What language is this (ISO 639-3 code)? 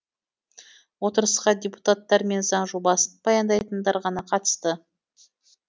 kaz